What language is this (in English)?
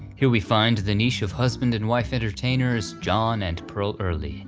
English